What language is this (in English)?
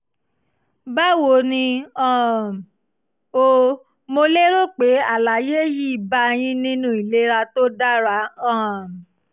Yoruba